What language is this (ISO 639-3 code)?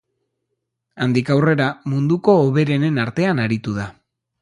eus